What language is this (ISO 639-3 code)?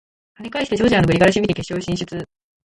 jpn